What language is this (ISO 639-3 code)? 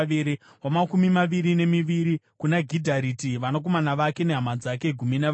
sna